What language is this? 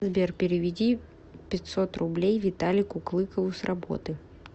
Russian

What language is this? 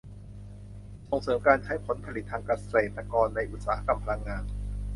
Thai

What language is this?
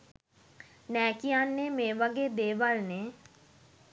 Sinhala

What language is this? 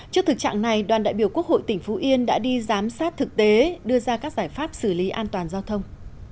Vietnamese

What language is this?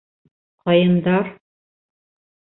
Bashkir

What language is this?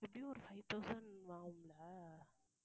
Tamil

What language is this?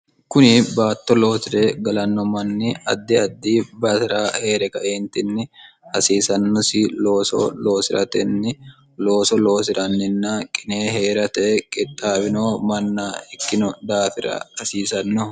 Sidamo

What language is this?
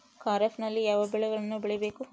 Kannada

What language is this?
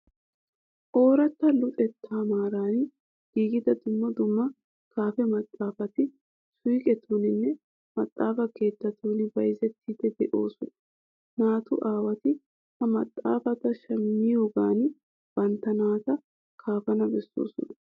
Wolaytta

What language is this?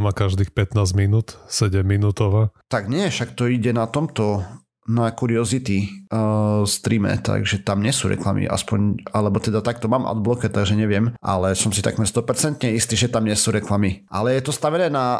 Slovak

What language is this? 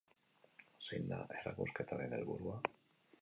Basque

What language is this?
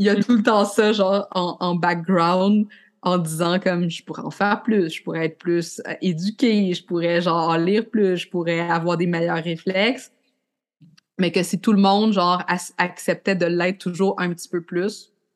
French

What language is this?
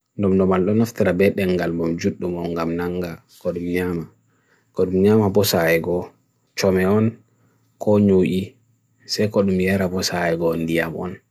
Bagirmi Fulfulde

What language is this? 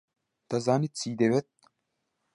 Central Kurdish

